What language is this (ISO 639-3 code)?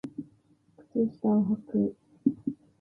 jpn